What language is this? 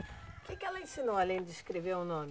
Portuguese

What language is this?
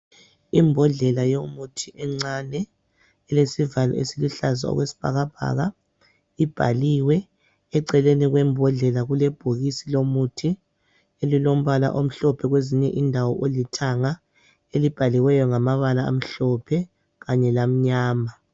North Ndebele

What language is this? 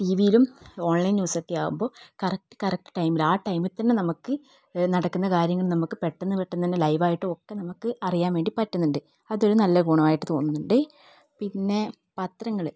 Malayalam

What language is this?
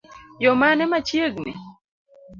Luo (Kenya and Tanzania)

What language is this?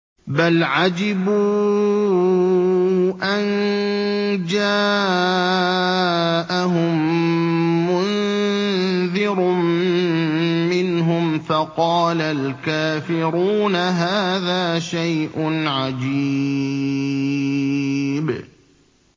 Arabic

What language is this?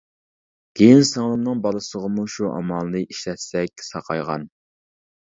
Uyghur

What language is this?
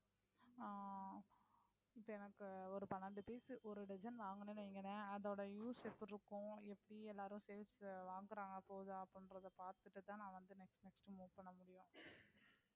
Tamil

